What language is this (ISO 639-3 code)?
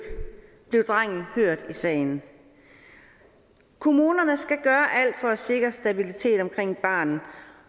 dan